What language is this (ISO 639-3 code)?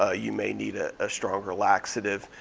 eng